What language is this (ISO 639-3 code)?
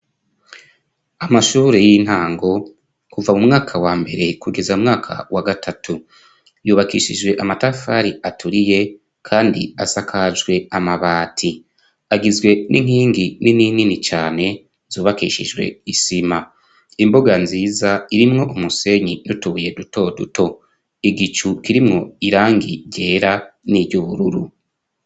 run